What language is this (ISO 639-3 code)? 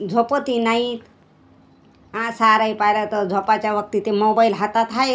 mar